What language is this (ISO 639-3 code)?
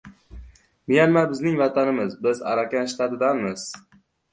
uzb